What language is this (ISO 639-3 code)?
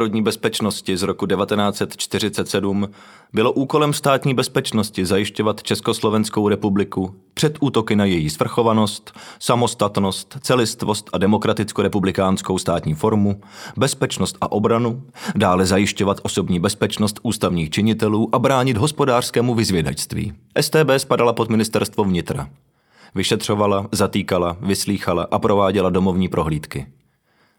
ces